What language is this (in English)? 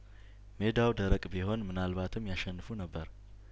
Amharic